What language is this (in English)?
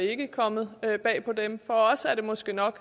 Danish